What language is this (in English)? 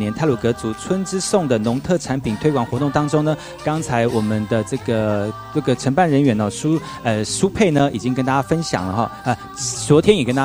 Chinese